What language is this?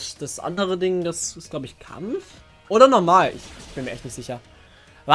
German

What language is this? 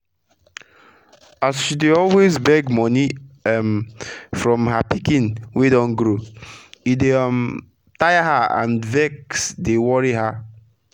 Nigerian Pidgin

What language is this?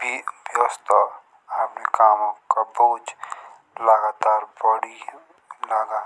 Jaunsari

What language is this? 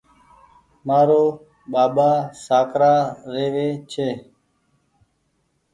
Goaria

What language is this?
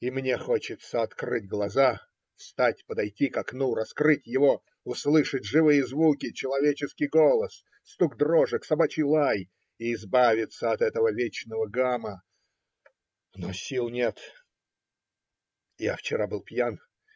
Russian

